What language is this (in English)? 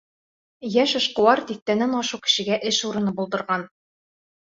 Bashkir